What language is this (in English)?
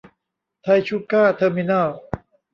Thai